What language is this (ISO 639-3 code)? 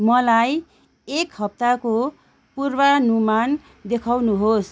nep